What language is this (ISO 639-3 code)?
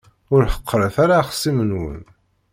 kab